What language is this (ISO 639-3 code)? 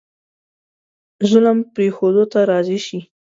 pus